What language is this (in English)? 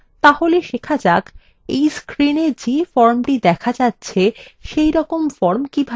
Bangla